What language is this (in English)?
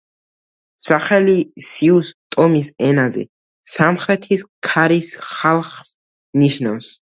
Georgian